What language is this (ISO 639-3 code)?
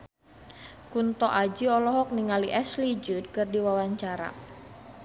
sun